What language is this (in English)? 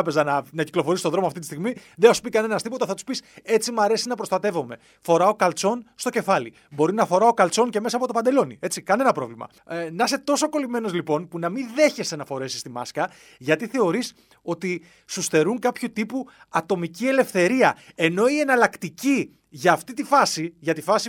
Greek